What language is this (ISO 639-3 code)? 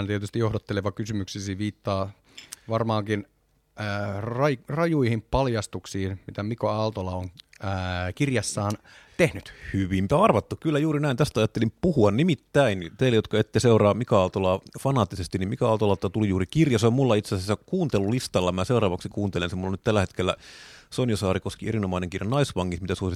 fin